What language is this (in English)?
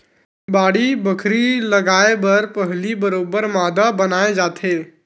Chhattisgarhi